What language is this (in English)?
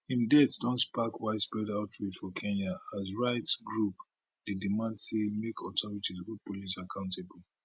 Nigerian Pidgin